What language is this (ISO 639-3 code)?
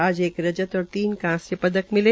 hin